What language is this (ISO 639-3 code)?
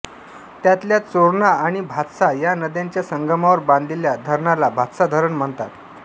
mar